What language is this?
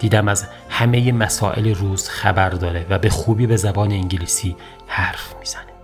Persian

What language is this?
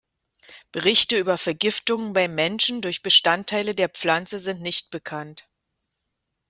German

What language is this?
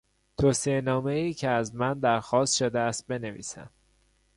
Persian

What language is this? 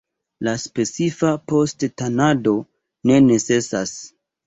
Esperanto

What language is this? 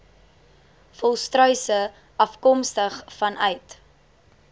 Afrikaans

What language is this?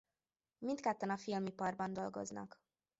Hungarian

